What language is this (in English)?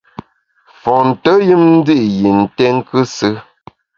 Bamun